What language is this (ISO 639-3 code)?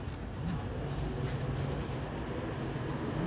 kan